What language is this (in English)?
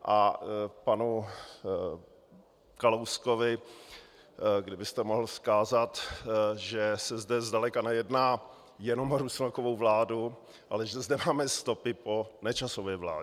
Czech